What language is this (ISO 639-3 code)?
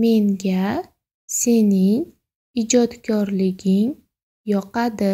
pol